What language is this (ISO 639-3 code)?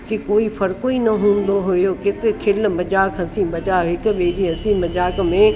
snd